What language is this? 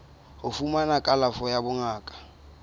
Southern Sotho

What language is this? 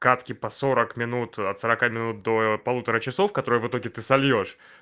Russian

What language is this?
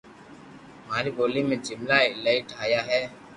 Loarki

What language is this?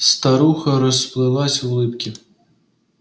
Russian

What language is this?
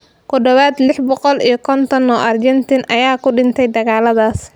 Somali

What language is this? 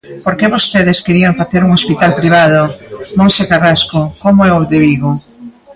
Galician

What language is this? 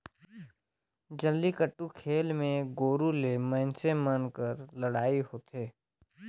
Chhattisgarhi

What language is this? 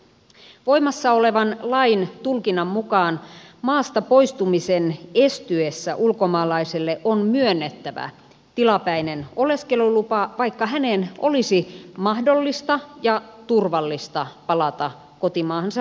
Finnish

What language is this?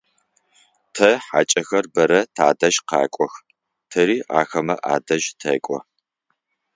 Adyghe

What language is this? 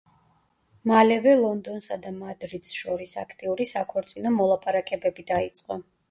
Georgian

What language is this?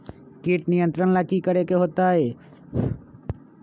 Magahi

